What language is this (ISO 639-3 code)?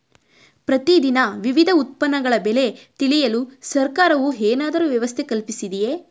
kan